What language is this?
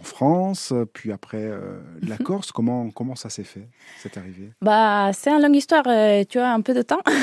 French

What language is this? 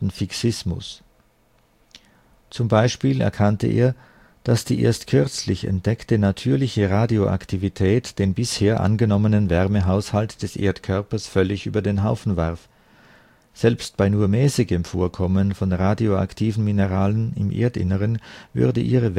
German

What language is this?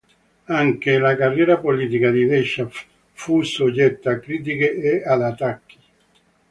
Italian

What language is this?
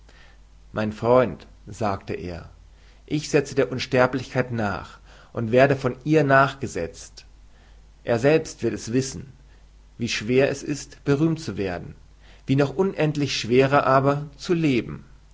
German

